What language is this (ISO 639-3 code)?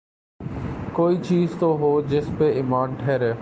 urd